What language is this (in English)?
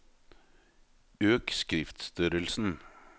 Norwegian